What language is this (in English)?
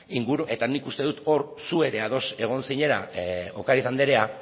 Basque